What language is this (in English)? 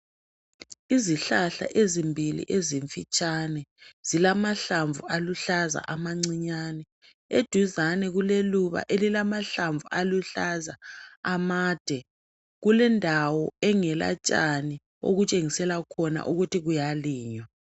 North Ndebele